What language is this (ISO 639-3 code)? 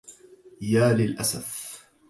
ara